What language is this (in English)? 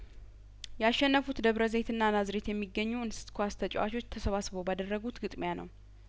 Amharic